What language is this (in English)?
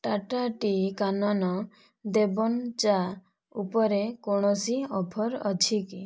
Odia